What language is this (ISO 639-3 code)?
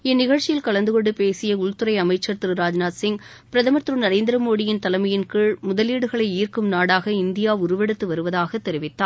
tam